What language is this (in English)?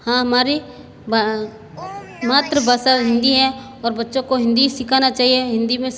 Hindi